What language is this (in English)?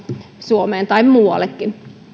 Finnish